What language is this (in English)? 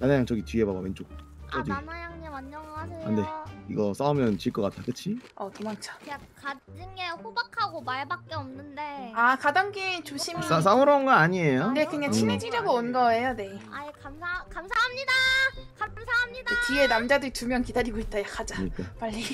Korean